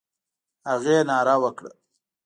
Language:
Pashto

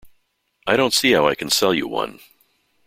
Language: English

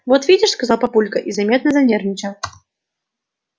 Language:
Russian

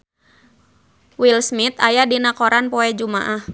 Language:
Sundanese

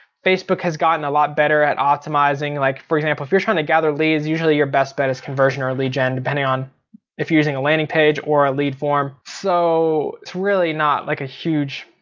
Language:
English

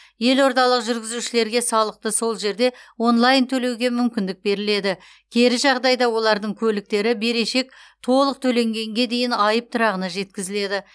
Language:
Kazakh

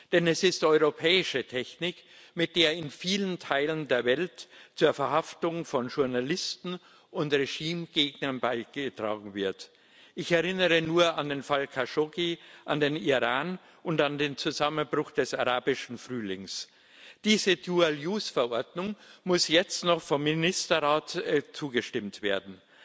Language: German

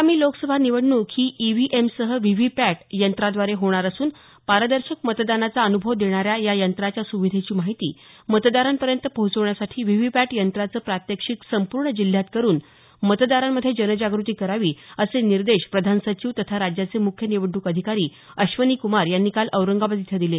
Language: Marathi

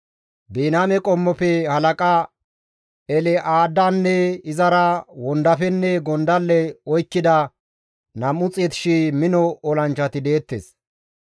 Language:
Gamo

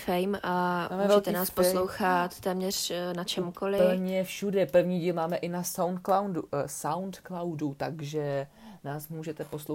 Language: Czech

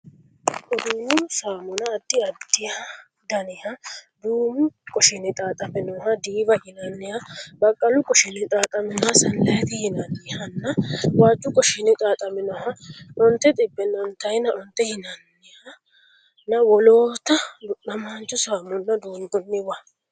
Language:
Sidamo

